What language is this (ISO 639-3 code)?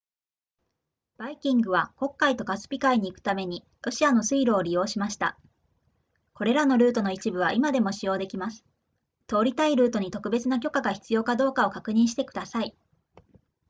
jpn